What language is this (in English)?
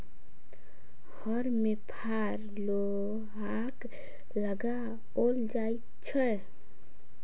Maithili